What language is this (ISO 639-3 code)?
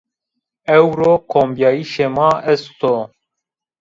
zza